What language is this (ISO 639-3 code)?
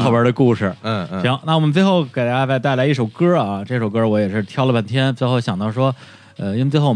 zho